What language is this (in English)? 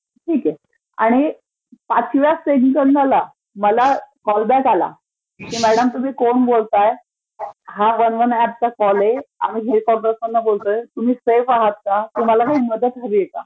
Marathi